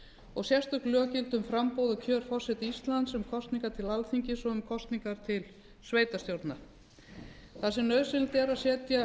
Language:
Icelandic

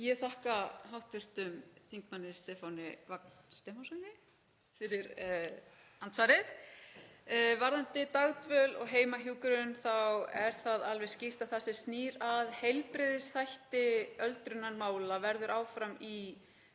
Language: Icelandic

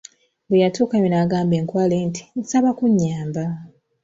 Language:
Ganda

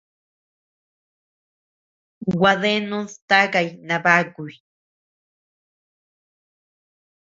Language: Tepeuxila Cuicatec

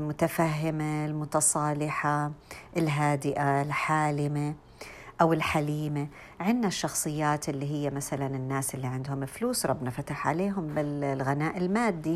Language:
Arabic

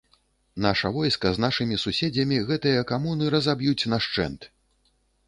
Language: Belarusian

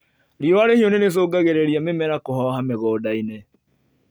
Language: Kikuyu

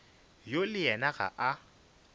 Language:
Northern Sotho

